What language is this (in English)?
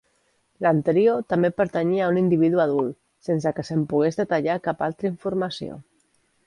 Catalan